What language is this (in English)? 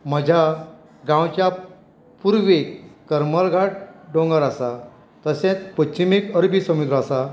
Konkani